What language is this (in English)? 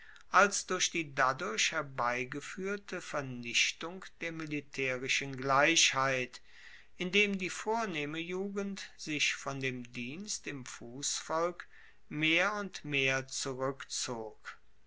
German